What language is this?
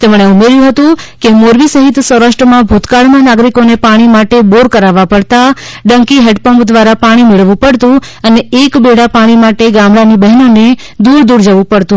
Gujarati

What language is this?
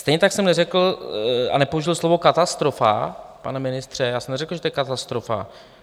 Czech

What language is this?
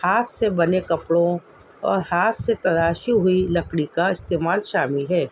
Urdu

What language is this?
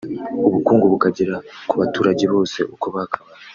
Kinyarwanda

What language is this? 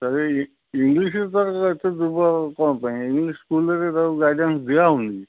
Odia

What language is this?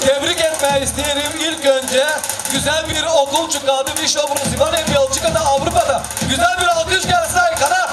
Turkish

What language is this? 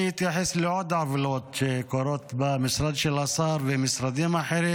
Hebrew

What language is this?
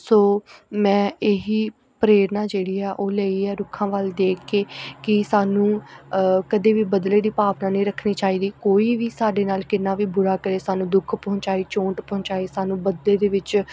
Punjabi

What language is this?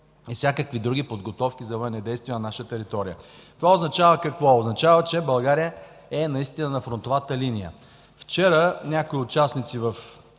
Bulgarian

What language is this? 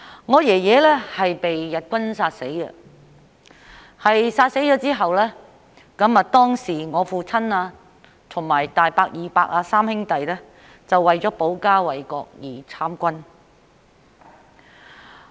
Cantonese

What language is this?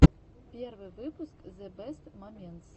Russian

